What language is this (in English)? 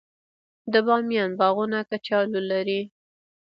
Pashto